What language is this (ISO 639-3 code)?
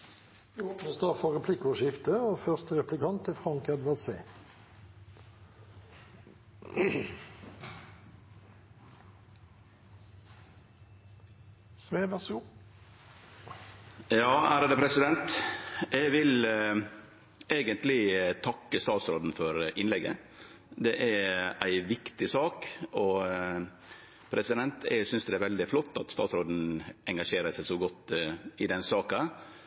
nor